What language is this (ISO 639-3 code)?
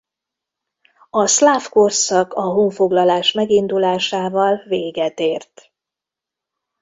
hun